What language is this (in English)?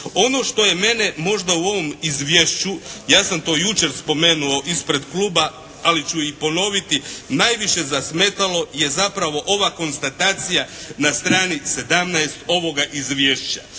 Croatian